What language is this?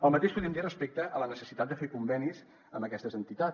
Catalan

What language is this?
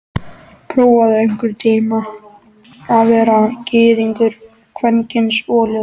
Icelandic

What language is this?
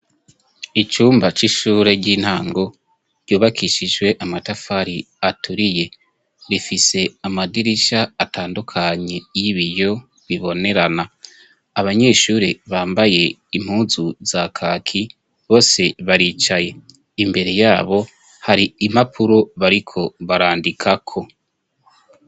Rundi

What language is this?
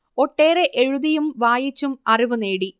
Malayalam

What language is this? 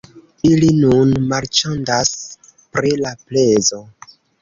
Esperanto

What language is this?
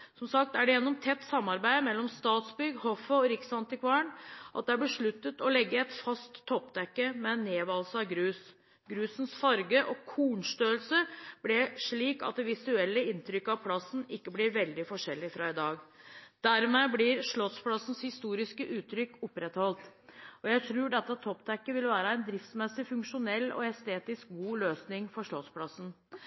Norwegian Bokmål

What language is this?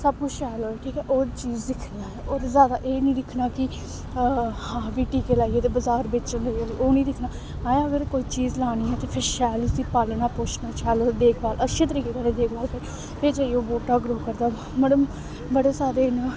Dogri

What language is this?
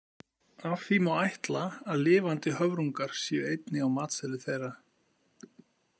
Icelandic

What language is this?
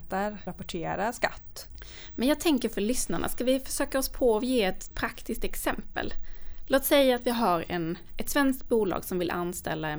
Swedish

